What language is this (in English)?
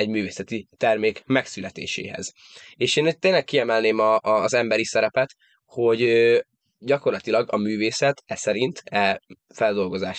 Hungarian